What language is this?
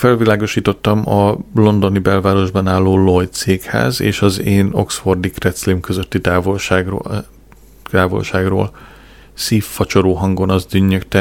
Hungarian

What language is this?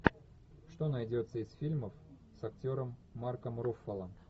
Russian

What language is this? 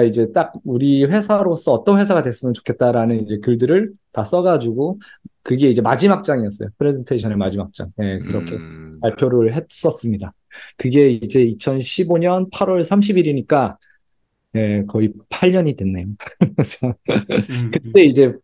Korean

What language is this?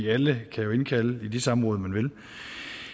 Danish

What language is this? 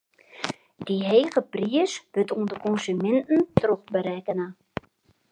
Western Frisian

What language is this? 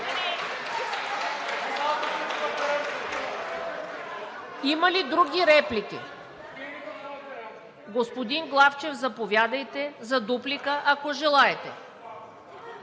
Bulgarian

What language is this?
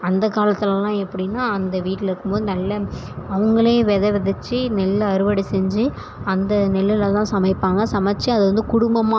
Tamil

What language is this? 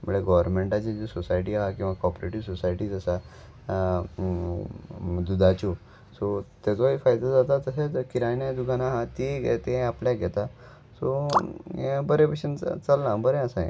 Konkani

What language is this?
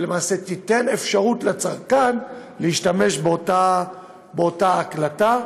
Hebrew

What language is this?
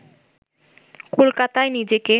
Bangla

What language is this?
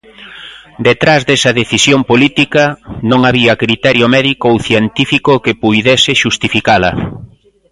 Galician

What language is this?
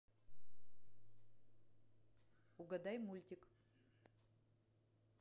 Russian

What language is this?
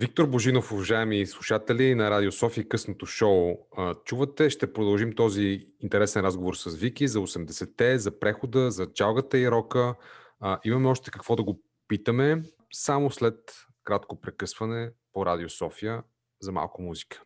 Bulgarian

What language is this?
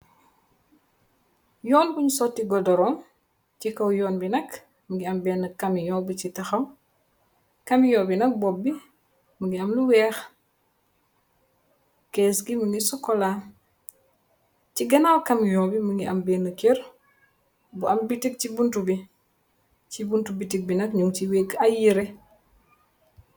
Wolof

